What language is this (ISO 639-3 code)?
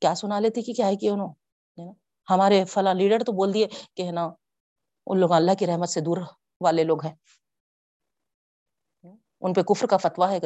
urd